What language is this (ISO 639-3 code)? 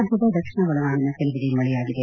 kan